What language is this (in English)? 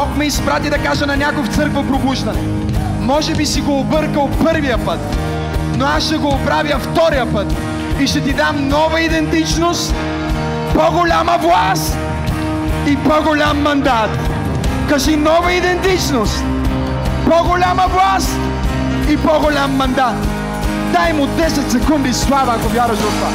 Bulgarian